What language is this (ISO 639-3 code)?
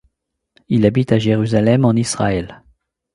fra